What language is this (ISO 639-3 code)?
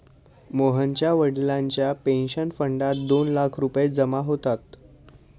mar